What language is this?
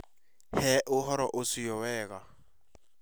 Kikuyu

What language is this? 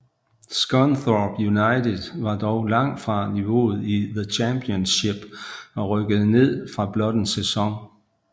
Danish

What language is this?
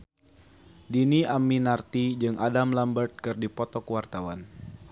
Sundanese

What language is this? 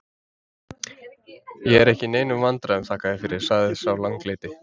Icelandic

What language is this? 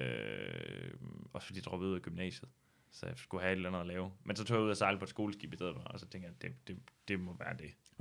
Danish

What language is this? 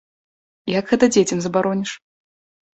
Belarusian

